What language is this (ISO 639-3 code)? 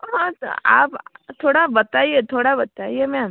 hin